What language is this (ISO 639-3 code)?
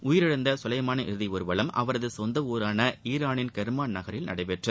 tam